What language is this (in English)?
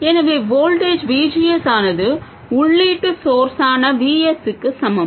Tamil